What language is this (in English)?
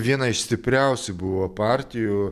Lithuanian